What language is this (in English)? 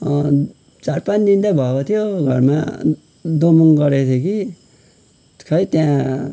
Nepali